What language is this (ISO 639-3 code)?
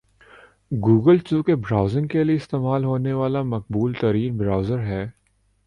urd